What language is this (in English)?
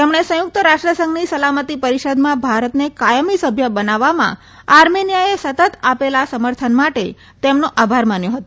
Gujarati